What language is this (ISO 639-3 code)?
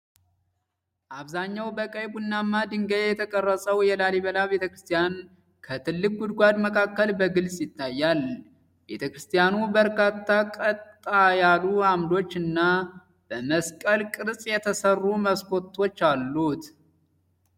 amh